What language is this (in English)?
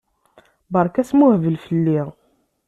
Kabyle